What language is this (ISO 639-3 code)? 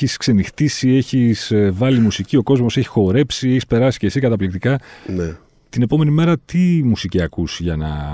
ell